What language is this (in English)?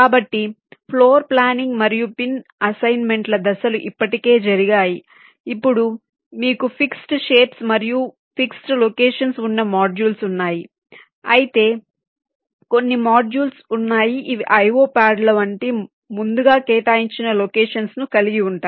Telugu